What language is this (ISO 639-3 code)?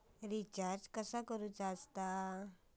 mar